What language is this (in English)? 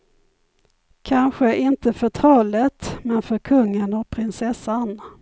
Swedish